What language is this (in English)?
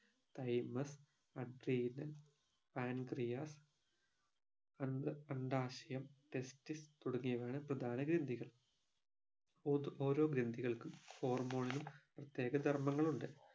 Malayalam